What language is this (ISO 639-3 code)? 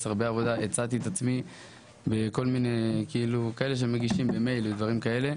heb